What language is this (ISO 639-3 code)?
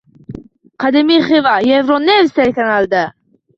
uzb